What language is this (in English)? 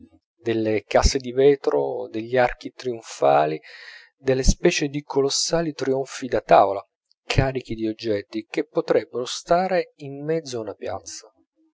Italian